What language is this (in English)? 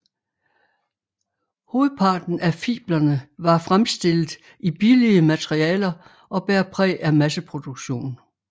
Danish